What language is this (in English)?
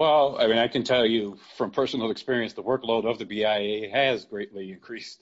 English